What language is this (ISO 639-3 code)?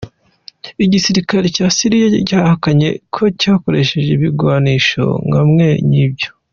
kin